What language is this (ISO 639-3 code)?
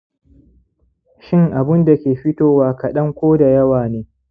hau